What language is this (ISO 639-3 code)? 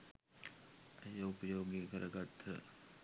sin